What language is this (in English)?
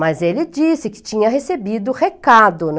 Portuguese